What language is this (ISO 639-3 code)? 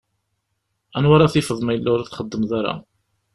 kab